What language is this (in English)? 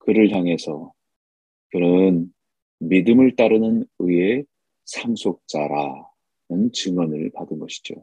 Korean